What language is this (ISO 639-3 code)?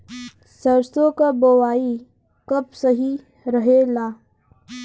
bho